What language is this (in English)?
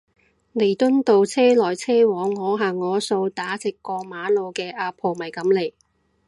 Cantonese